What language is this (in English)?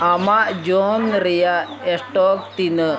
Santali